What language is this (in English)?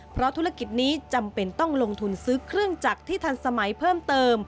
Thai